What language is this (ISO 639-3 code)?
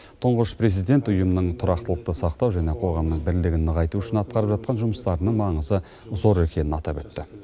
kaz